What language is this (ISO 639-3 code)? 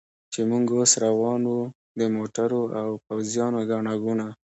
pus